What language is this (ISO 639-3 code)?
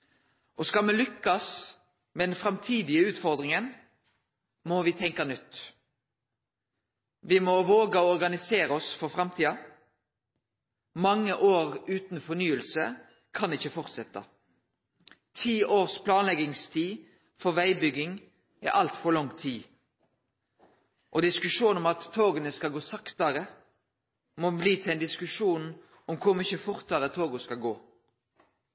nno